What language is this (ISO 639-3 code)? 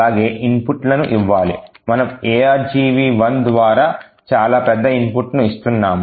tel